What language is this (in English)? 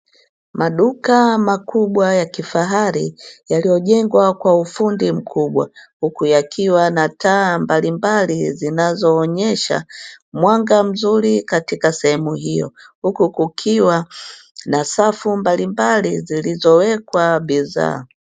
Swahili